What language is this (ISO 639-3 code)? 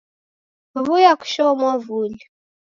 dav